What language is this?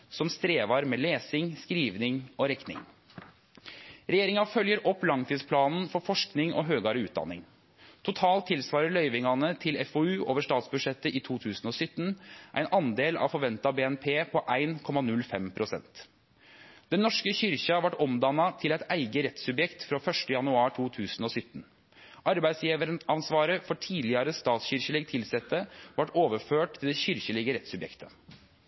Norwegian Nynorsk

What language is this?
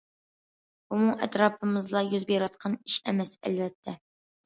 Uyghur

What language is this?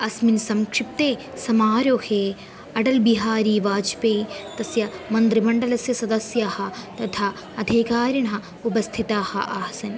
Sanskrit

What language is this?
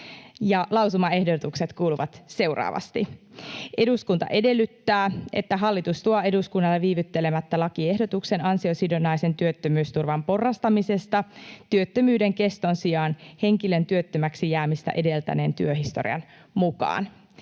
Finnish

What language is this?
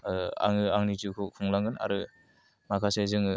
Bodo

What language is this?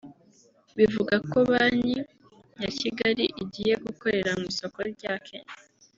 Kinyarwanda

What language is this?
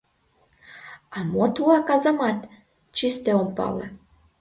Mari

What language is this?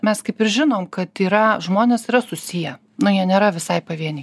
Lithuanian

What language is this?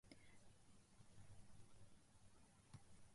Japanese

